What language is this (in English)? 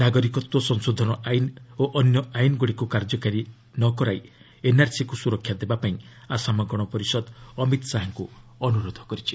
Odia